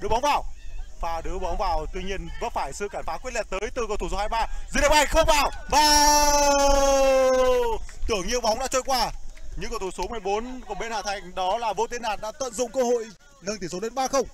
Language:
Vietnamese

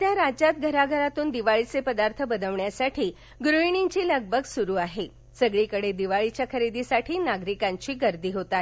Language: Marathi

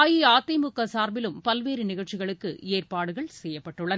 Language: Tamil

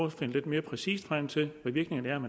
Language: Danish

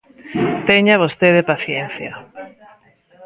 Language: Galician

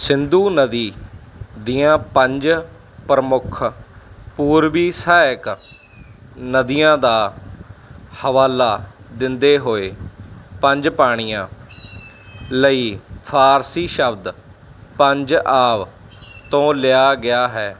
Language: Punjabi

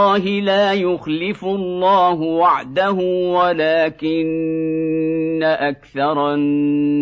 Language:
Arabic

